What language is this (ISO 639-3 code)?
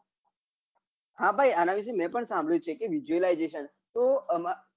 guj